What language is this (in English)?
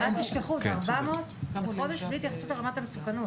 Hebrew